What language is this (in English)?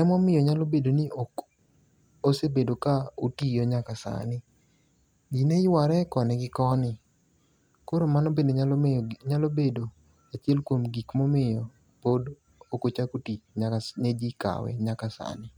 Luo (Kenya and Tanzania)